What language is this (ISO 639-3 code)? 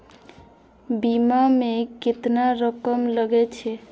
mai